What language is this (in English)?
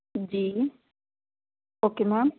Punjabi